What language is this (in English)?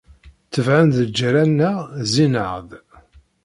Kabyle